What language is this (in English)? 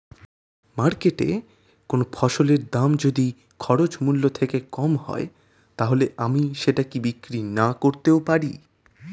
Bangla